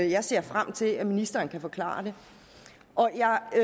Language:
Danish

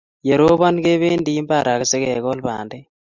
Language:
Kalenjin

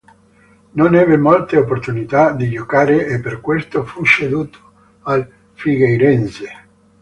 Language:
Italian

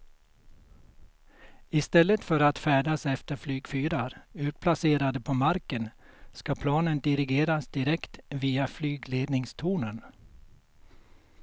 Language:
Swedish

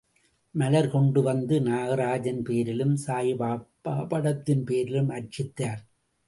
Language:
Tamil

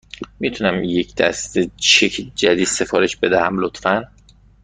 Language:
Persian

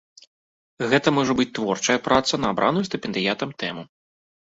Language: Belarusian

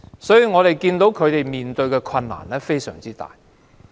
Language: Cantonese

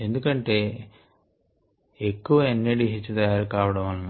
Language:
Telugu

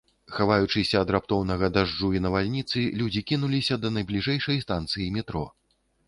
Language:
Belarusian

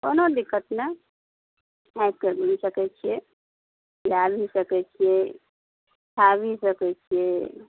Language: Maithili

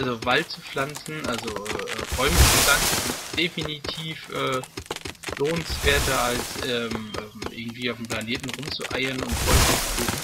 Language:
German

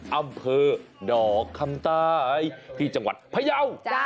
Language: Thai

